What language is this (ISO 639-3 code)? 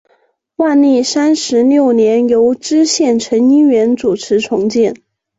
zho